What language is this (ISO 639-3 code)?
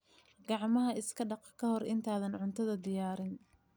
som